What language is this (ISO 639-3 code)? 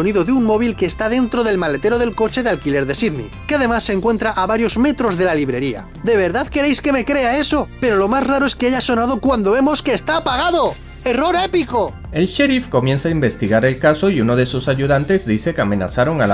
spa